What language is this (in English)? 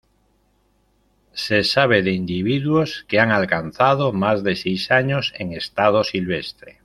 Spanish